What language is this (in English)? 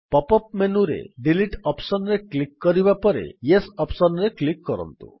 Odia